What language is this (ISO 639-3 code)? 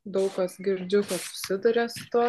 lit